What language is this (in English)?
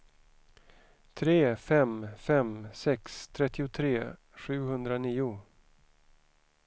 Swedish